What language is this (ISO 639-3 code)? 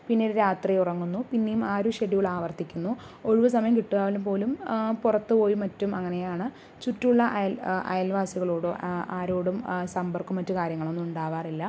mal